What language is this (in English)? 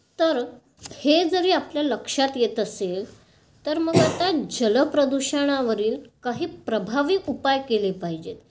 Marathi